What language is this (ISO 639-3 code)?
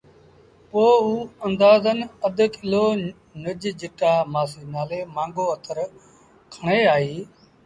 sbn